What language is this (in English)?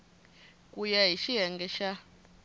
Tsonga